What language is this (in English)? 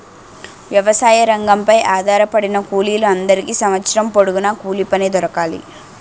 Telugu